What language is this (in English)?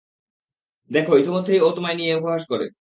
Bangla